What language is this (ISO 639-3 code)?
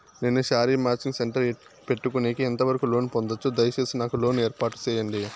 tel